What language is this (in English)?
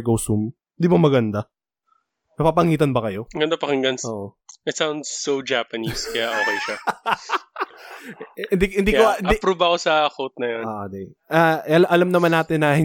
Filipino